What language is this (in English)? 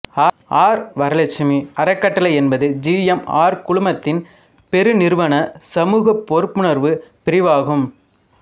Tamil